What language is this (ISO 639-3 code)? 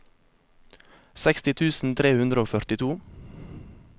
nor